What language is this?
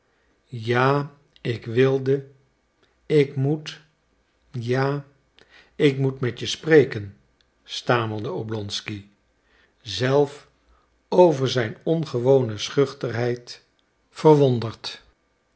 Dutch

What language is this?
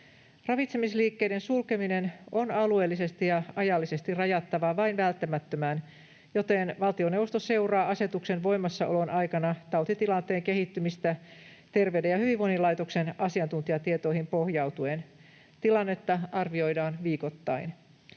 Finnish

